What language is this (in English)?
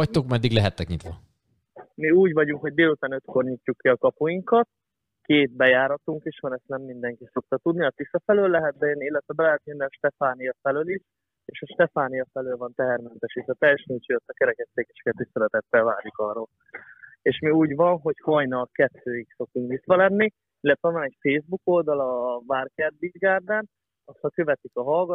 Hungarian